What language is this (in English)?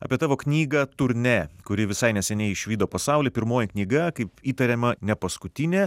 Lithuanian